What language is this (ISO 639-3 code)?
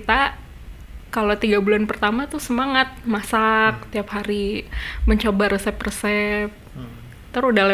ind